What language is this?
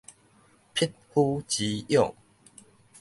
Min Nan Chinese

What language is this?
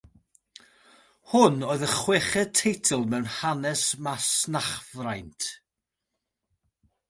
Welsh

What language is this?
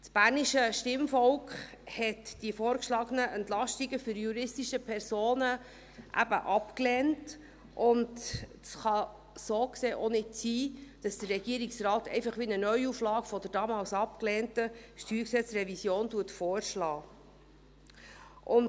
Swiss German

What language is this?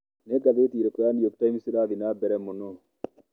Kikuyu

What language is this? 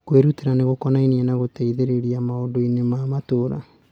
Kikuyu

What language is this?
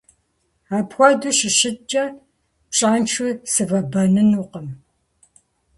Kabardian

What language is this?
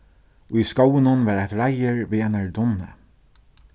Faroese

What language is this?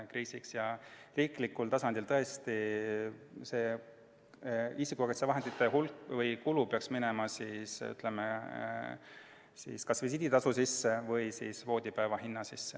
Estonian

